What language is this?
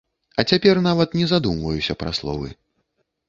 Belarusian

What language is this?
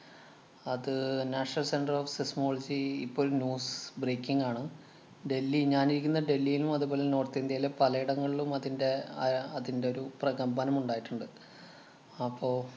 Malayalam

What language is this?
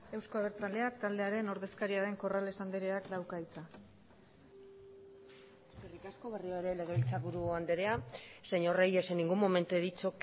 Basque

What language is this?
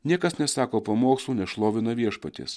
Lithuanian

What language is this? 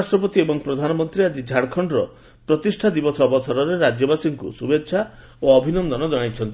Odia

